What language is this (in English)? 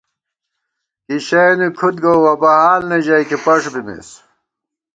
Gawar-Bati